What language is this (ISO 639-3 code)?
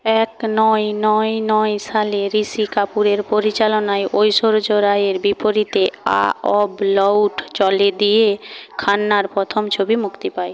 ben